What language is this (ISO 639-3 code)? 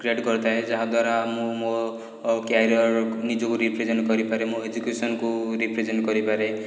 ori